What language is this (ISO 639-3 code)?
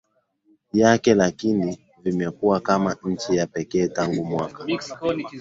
swa